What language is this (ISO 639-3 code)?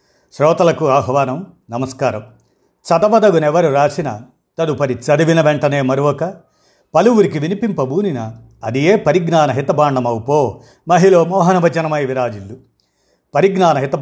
tel